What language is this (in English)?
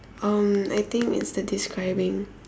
English